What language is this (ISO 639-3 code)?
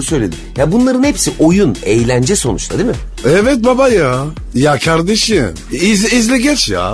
tur